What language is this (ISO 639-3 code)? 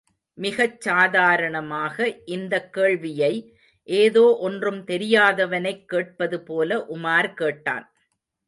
tam